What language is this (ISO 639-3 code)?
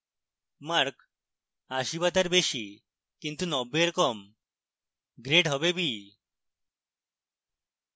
ben